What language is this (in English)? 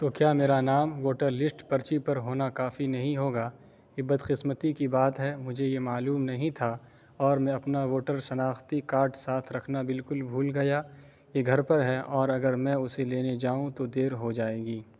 Urdu